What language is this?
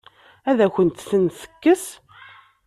Kabyle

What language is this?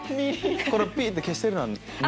Japanese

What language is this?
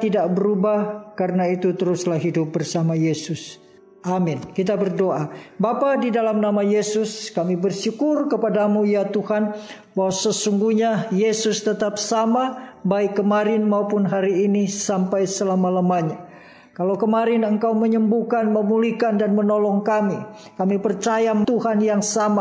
Indonesian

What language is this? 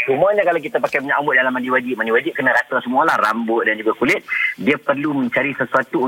Malay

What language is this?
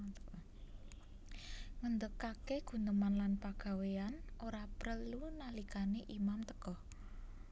Javanese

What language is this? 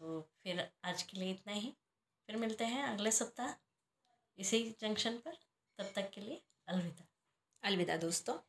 Hindi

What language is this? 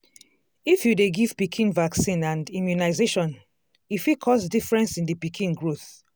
Nigerian Pidgin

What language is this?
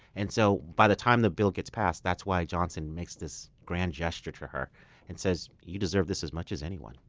English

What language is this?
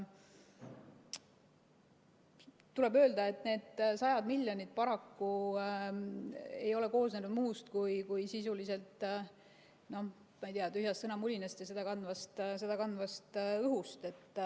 Estonian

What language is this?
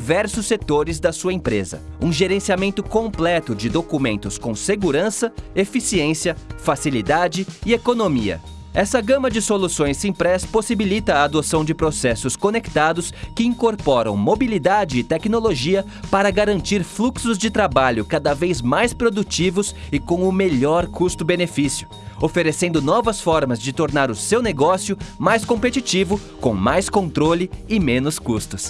Portuguese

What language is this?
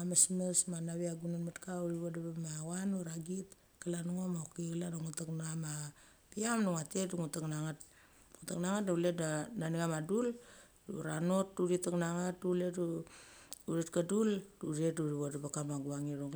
Mali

